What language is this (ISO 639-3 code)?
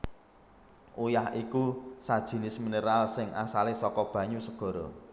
jav